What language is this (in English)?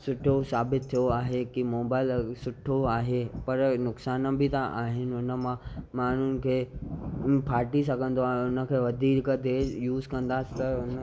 Sindhi